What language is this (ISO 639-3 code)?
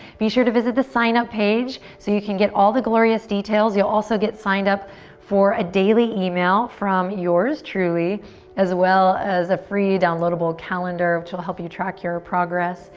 eng